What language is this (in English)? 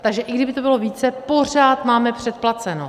Czech